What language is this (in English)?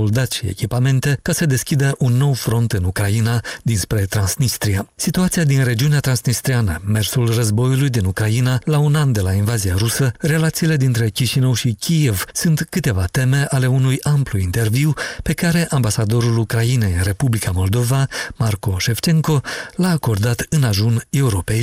Romanian